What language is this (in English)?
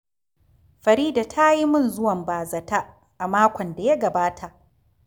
Hausa